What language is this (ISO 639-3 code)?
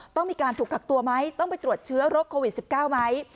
tha